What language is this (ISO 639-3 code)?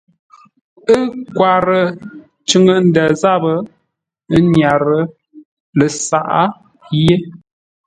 nla